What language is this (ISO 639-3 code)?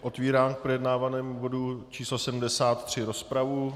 ces